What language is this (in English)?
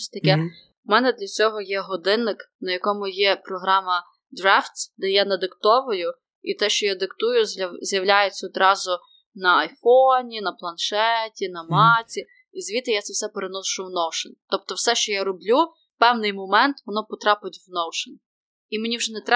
Ukrainian